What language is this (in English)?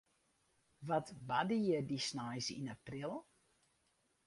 Western Frisian